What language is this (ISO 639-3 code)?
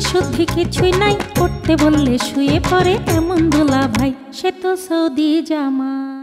hin